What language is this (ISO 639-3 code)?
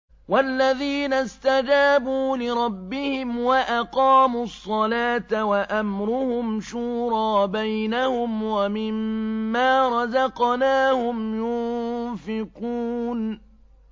ara